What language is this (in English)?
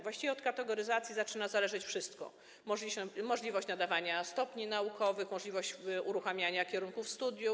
Polish